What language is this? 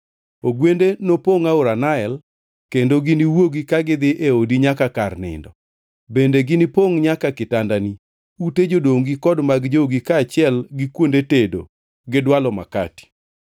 Luo (Kenya and Tanzania)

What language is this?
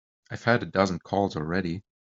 English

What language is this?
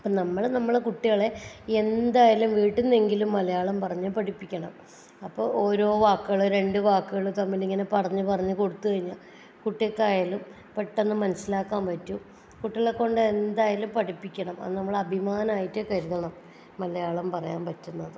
Malayalam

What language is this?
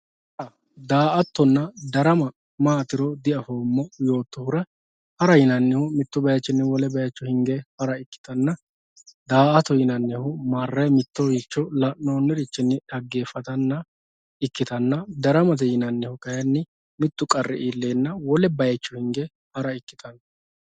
Sidamo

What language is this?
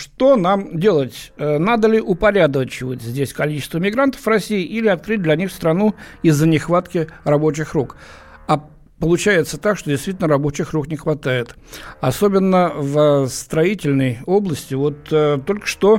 Russian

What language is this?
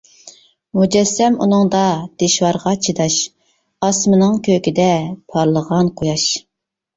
Uyghur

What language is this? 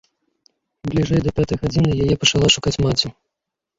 Belarusian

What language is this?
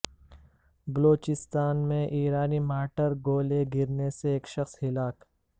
Urdu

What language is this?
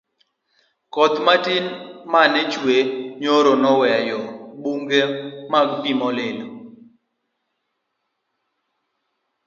Luo (Kenya and Tanzania)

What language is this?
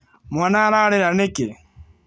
Kikuyu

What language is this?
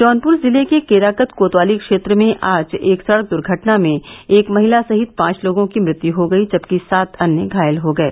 Hindi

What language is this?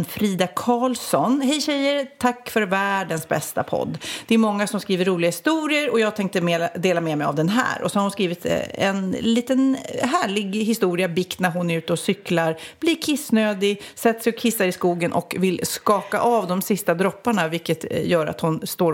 Swedish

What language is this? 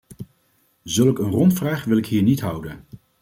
Dutch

